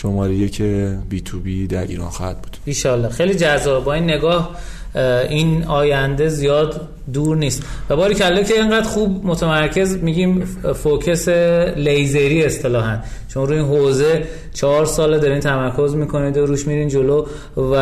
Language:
Persian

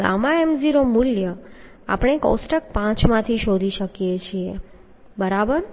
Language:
Gujarati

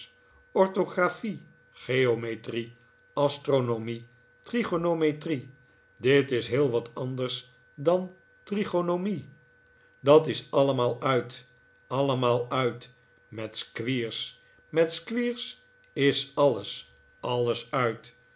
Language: Dutch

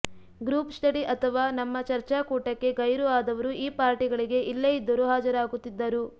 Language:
Kannada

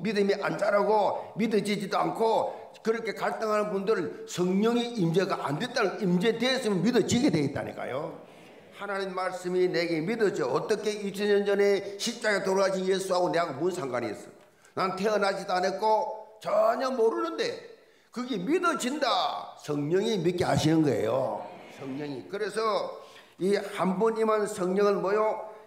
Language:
Korean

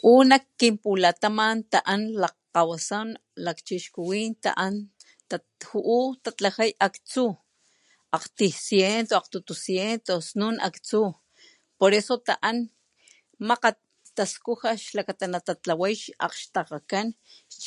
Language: Papantla Totonac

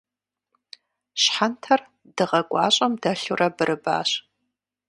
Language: Kabardian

